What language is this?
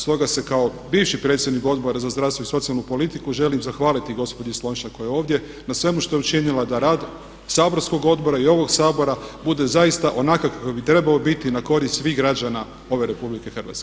Croatian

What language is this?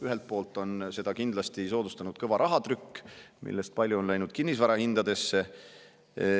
Estonian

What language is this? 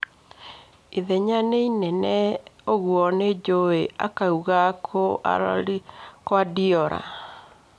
Kikuyu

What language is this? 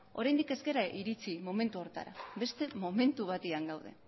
Basque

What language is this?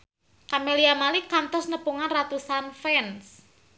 Sundanese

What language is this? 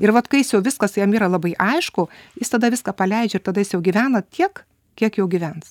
Lithuanian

